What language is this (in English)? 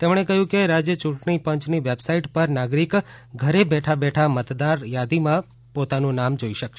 Gujarati